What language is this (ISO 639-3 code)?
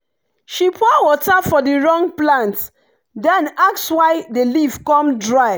pcm